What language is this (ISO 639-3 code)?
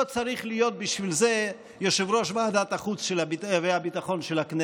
heb